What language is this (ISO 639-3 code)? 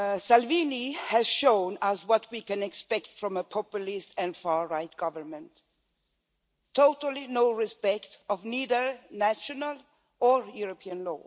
eng